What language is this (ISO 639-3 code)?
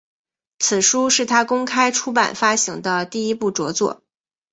zho